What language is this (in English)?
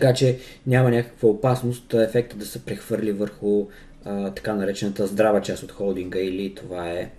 Bulgarian